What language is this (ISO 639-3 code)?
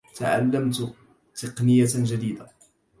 ara